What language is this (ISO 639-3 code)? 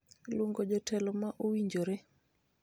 luo